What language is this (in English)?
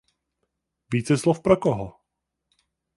Czech